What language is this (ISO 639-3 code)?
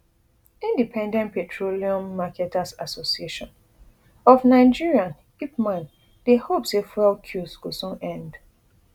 pcm